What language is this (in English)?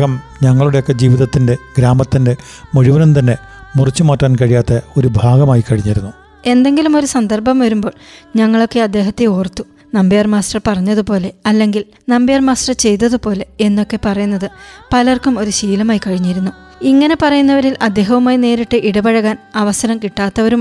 Malayalam